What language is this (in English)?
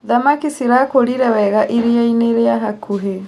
Kikuyu